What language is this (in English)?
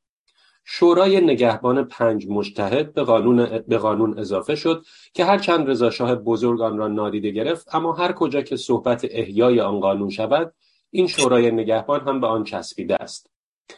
Persian